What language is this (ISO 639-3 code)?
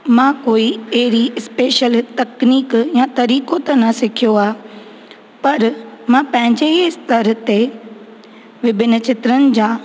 snd